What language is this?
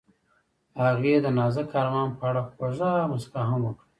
Pashto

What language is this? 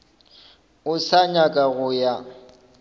Northern Sotho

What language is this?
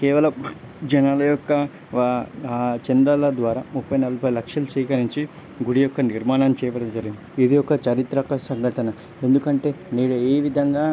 Telugu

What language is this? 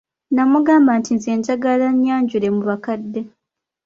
Ganda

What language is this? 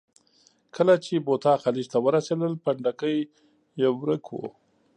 Pashto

